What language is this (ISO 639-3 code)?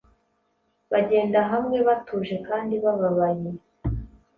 kin